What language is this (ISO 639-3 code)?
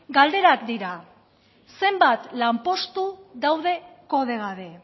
eus